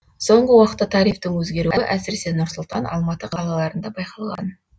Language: Kazakh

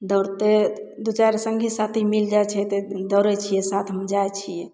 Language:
Maithili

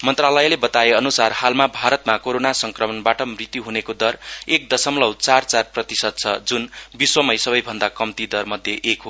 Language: Nepali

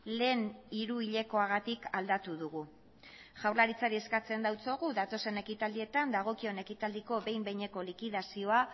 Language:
Basque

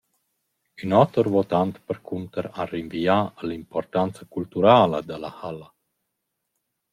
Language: Romansh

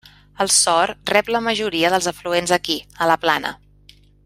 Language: Catalan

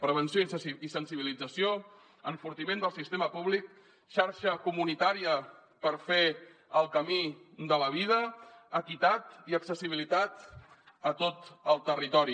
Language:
Catalan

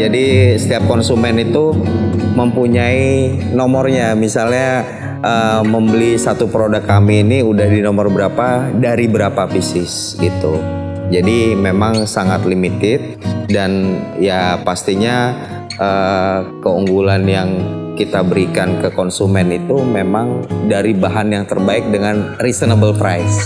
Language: Indonesian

